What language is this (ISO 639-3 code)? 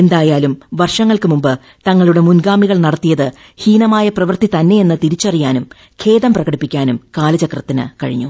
mal